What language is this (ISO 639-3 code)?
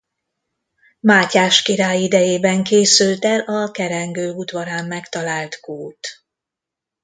hun